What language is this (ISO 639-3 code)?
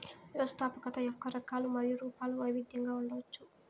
tel